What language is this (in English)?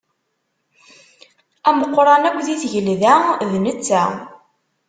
Kabyle